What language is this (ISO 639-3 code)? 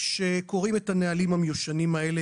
heb